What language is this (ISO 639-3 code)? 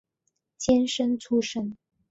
zho